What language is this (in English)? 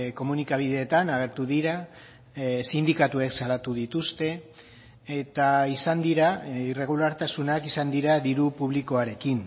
Basque